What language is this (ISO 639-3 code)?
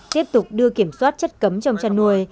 vie